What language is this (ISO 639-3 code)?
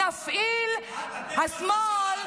heb